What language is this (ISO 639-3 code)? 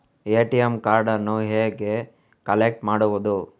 kan